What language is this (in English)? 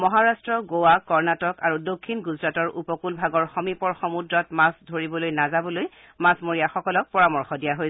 Assamese